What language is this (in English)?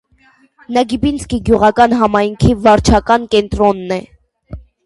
Armenian